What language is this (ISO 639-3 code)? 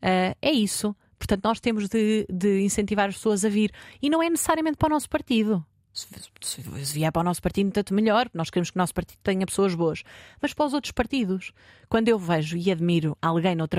por